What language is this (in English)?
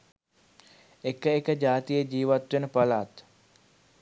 Sinhala